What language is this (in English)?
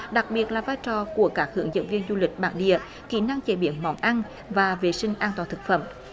Vietnamese